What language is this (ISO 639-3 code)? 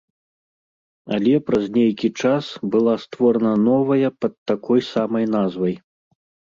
bel